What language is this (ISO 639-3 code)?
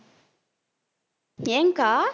tam